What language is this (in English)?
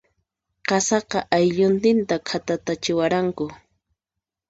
Puno Quechua